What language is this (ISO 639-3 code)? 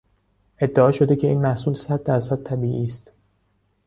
fas